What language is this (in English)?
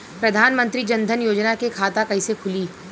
Bhojpuri